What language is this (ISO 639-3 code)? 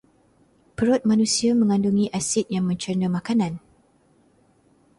msa